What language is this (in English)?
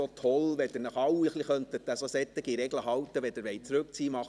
Swiss German